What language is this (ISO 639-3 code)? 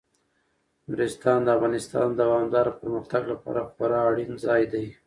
pus